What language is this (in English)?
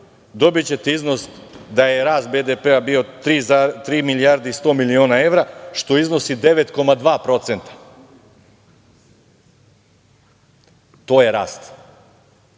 Serbian